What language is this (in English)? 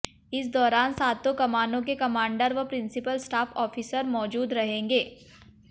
Hindi